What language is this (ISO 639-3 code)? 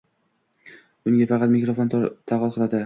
uzb